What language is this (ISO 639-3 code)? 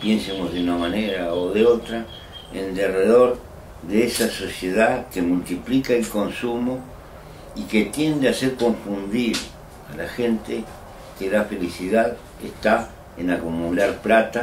spa